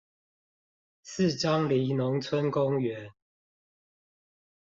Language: Chinese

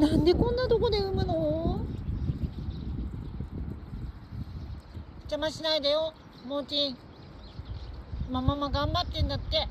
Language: Japanese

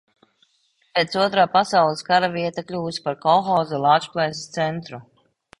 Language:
Latvian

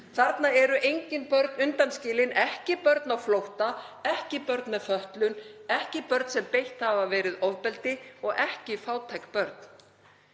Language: Icelandic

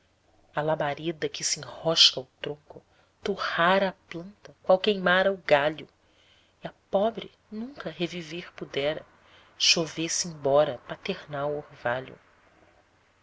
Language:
Portuguese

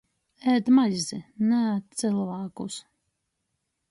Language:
Latgalian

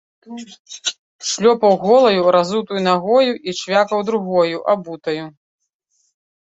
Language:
Belarusian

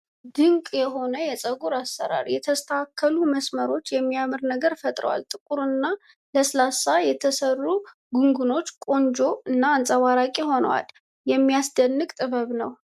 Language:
Amharic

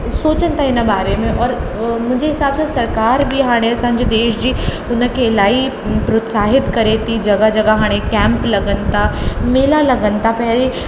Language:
Sindhi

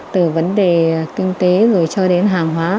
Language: Vietnamese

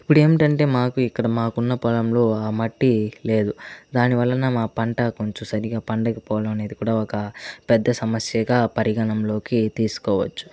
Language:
Telugu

